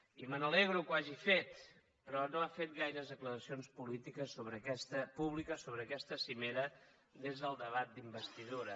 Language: Catalan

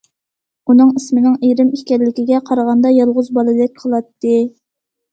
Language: Uyghur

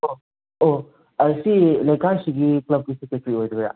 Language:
Manipuri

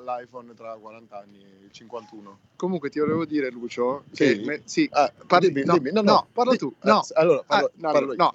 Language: Italian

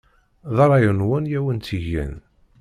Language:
Kabyle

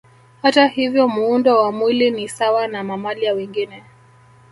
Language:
Swahili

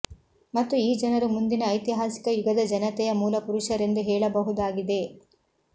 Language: Kannada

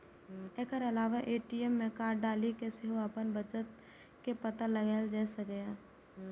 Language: Maithili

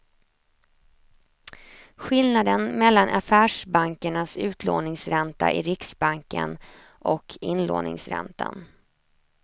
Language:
Swedish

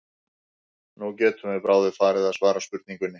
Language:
Icelandic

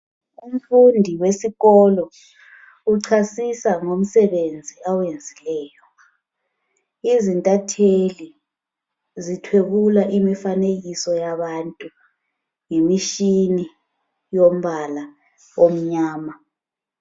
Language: North Ndebele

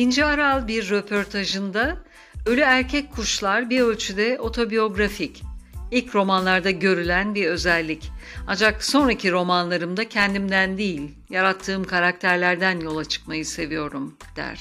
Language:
Turkish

